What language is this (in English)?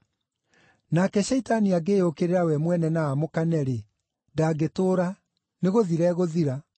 Kikuyu